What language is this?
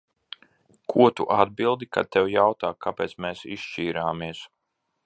Latvian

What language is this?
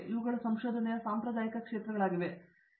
Kannada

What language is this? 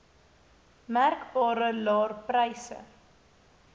Afrikaans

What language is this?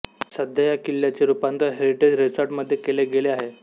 Marathi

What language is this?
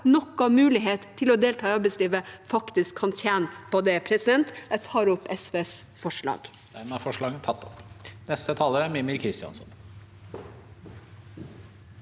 Norwegian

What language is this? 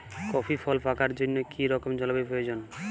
Bangla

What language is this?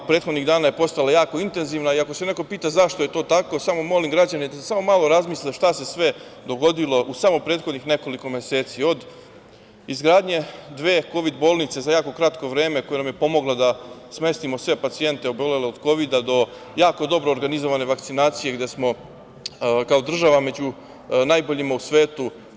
Serbian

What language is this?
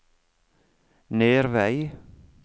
Norwegian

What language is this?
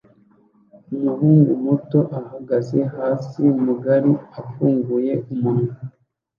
Kinyarwanda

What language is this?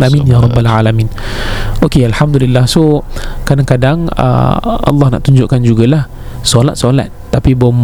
Malay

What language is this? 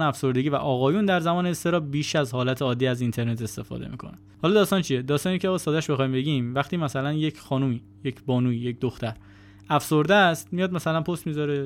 Persian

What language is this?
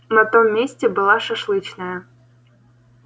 Russian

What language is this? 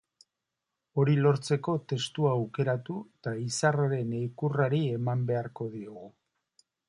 Basque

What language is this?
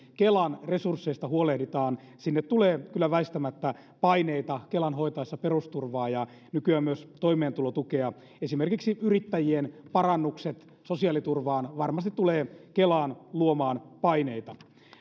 Finnish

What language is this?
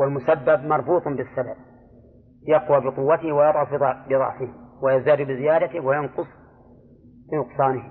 Arabic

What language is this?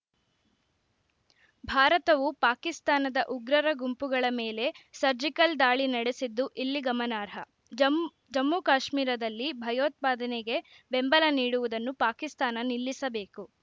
Kannada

